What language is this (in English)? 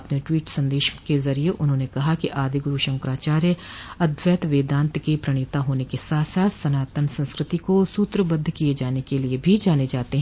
Hindi